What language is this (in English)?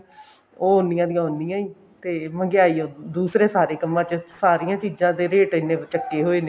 Punjabi